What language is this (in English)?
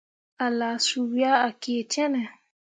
Mundang